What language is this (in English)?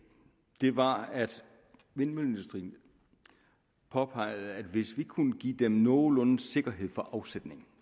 Danish